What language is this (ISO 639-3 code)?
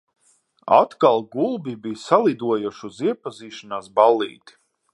lav